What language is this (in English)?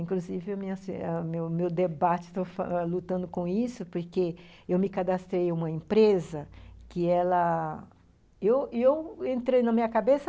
Portuguese